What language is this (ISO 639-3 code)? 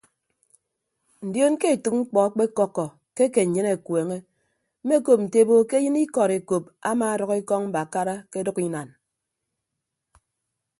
ibb